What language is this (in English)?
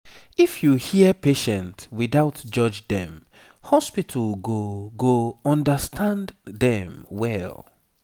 Nigerian Pidgin